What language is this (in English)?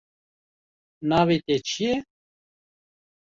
Kurdish